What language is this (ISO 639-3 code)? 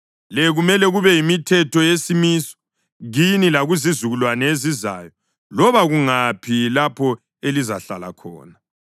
nde